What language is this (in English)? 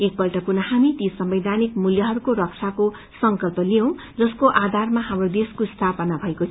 Nepali